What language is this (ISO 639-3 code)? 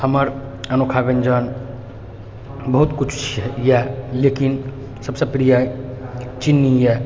mai